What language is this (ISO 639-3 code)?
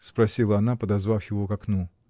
rus